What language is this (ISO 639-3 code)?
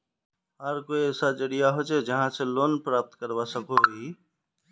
mag